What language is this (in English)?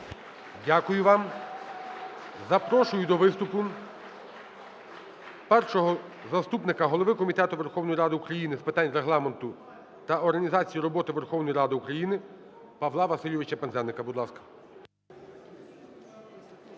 Ukrainian